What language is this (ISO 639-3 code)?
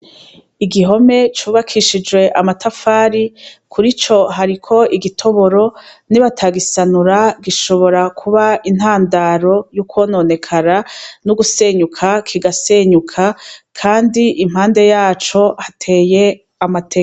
run